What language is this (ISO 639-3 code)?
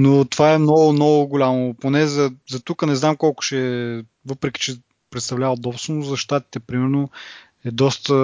bul